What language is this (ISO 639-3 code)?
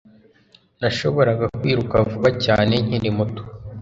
kin